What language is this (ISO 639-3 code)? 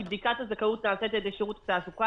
heb